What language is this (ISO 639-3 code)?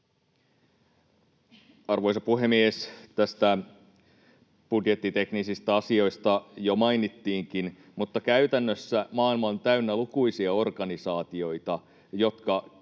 fin